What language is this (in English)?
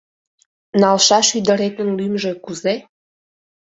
Mari